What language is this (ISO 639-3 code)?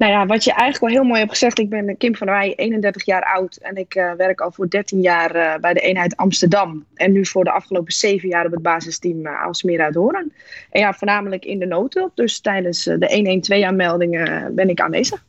nld